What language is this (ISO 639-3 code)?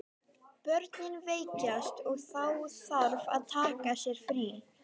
isl